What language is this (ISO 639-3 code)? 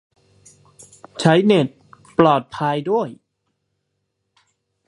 tha